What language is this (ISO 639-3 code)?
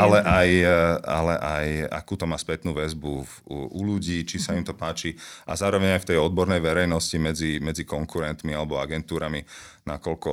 slk